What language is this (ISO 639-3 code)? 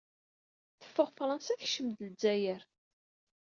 kab